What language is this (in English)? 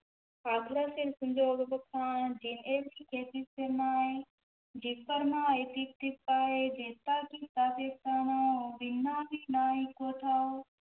Punjabi